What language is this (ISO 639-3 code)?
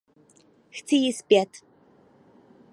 ces